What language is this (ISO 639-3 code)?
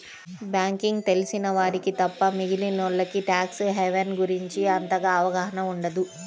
tel